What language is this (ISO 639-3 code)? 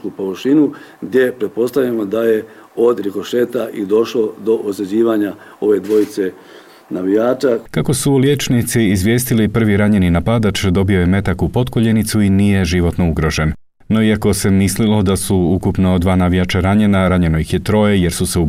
hrv